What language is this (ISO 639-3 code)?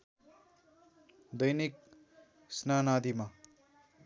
nep